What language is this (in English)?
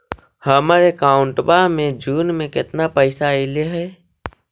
Magahi